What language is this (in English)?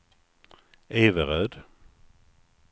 Swedish